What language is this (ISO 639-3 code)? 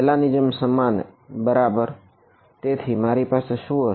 guj